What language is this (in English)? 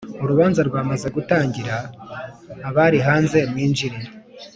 Kinyarwanda